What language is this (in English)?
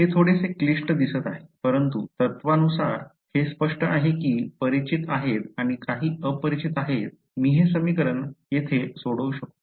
Marathi